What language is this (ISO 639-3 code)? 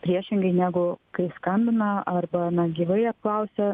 lit